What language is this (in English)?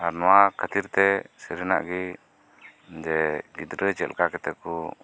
Santali